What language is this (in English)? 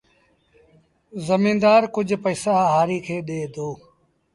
Sindhi Bhil